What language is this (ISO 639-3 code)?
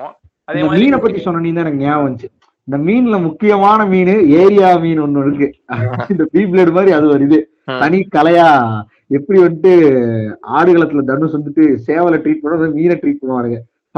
tam